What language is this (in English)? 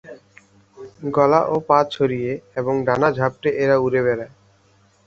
Bangla